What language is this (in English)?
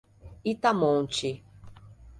Portuguese